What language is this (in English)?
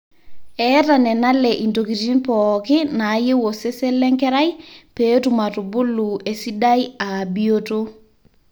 Masai